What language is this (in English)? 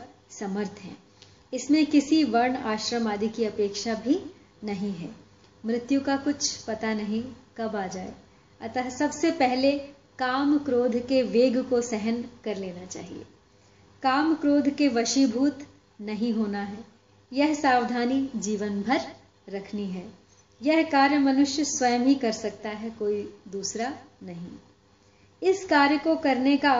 Hindi